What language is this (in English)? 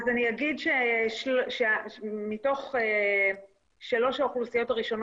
Hebrew